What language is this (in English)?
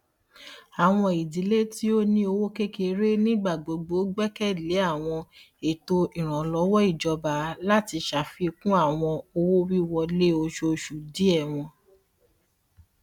Yoruba